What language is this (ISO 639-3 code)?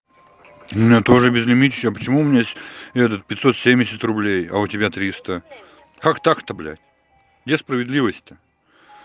rus